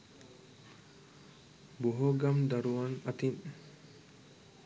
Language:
Sinhala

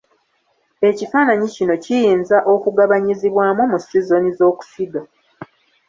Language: Ganda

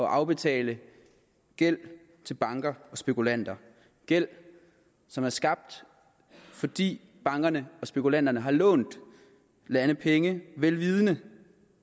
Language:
Danish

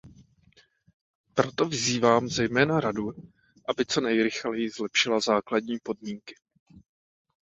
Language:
Czech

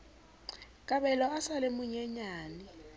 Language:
Southern Sotho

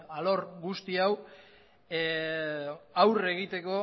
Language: Basque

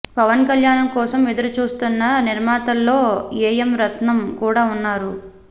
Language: Telugu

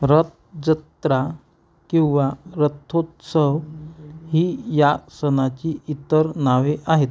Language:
Marathi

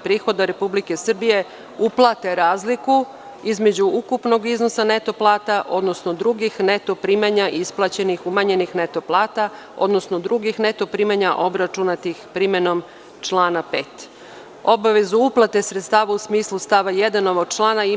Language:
Serbian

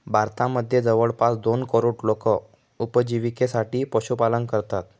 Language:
Marathi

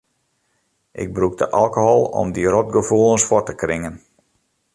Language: Western Frisian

